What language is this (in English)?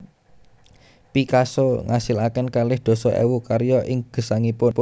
Javanese